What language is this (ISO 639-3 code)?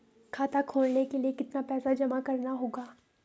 hin